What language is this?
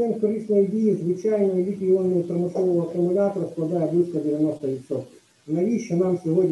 Ukrainian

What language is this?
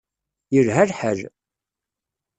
Kabyle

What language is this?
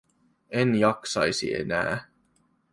Finnish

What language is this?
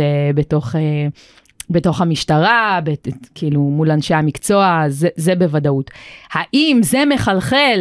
Hebrew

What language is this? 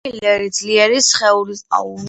Georgian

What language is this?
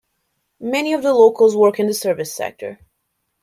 English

